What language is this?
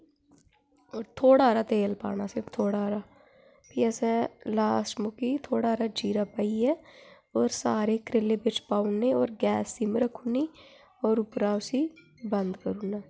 Dogri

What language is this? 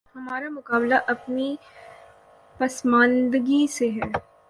Urdu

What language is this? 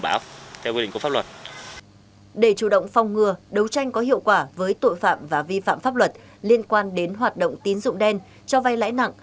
Vietnamese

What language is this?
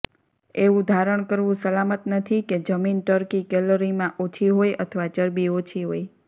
Gujarati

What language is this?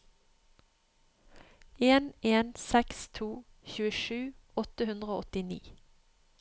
Norwegian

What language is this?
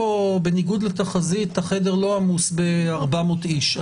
Hebrew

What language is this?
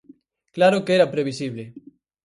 Galician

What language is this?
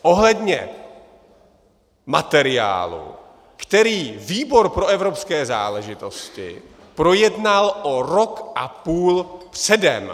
Czech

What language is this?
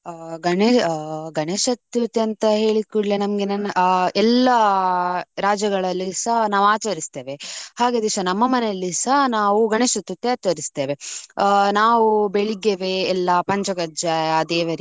Kannada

